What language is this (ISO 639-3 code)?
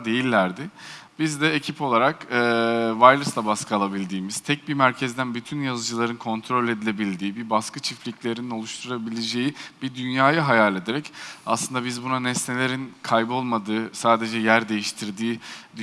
tur